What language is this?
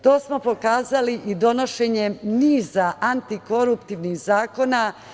Serbian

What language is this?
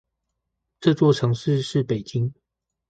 Chinese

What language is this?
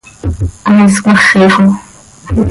Seri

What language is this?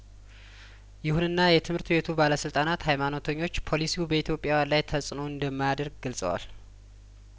Amharic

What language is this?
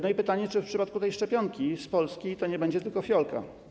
Polish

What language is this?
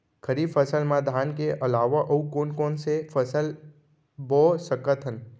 Chhattisgarhi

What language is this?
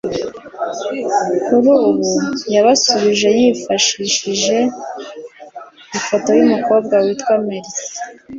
Kinyarwanda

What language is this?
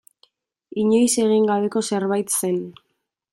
Basque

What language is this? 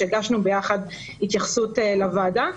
Hebrew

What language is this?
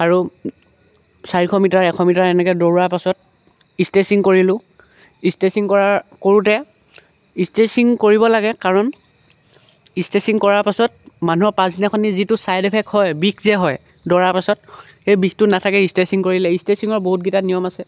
Assamese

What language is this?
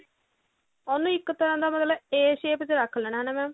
Punjabi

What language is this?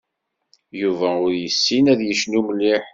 Kabyle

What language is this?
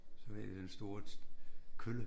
Danish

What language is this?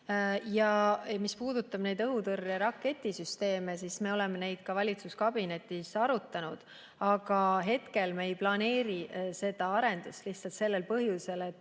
Estonian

